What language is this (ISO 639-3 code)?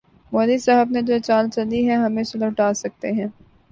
urd